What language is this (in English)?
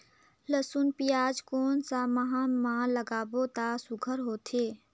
Chhattisgarhi